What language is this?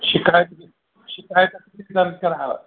Sindhi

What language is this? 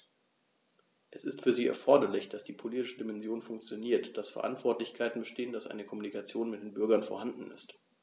German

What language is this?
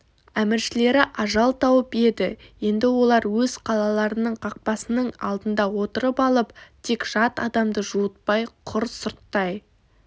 Kazakh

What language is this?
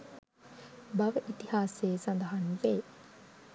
Sinhala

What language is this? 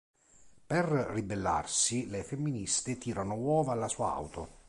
Italian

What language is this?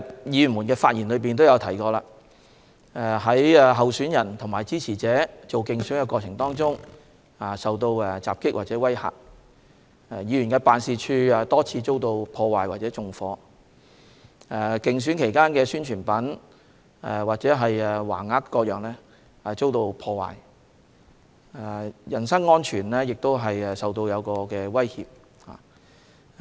Cantonese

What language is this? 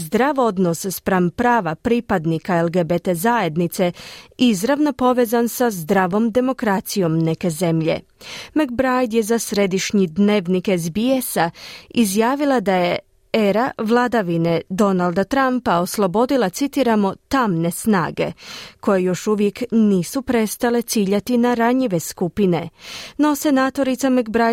Croatian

